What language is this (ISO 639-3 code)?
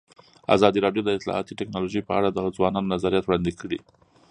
pus